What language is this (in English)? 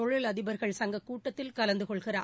Tamil